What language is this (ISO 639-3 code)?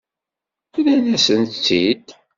kab